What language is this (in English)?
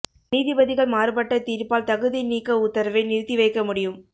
Tamil